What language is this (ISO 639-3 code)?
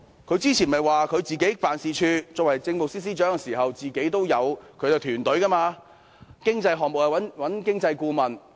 yue